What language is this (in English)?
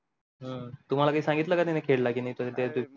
Marathi